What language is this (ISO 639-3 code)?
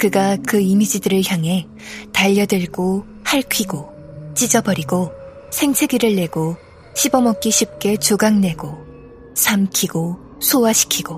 kor